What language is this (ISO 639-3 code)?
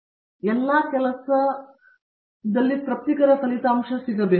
kan